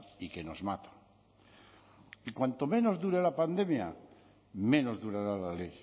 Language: Spanish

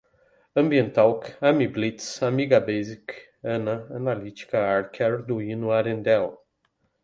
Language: Portuguese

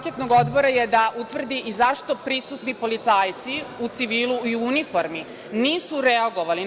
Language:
Serbian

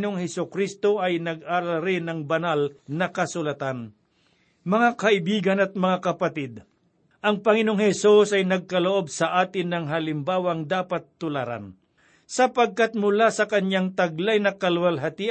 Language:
Filipino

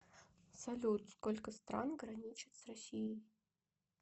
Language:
Russian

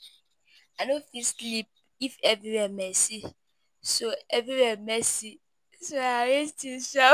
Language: Nigerian Pidgin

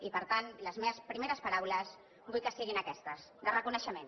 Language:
Catalan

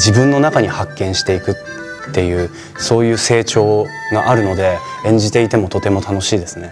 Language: Japanese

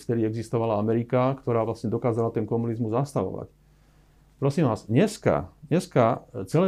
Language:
Slovak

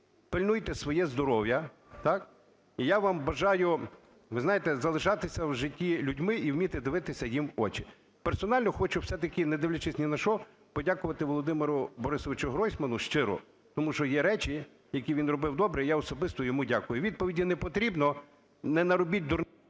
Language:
Ukrainian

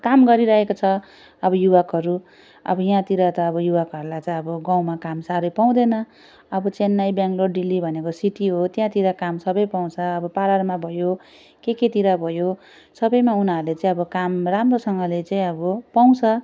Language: Nepali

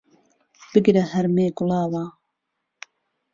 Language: Central Kurdish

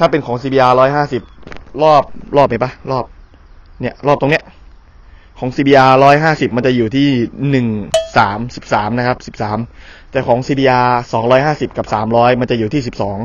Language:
Thai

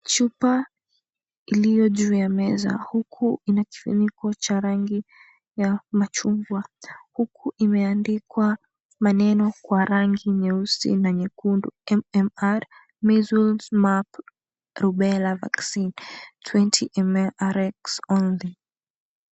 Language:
Swahili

